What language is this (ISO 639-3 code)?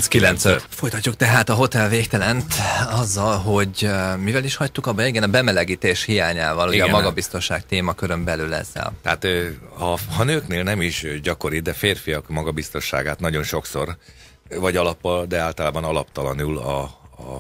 hun